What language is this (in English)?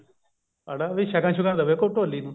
Punjabi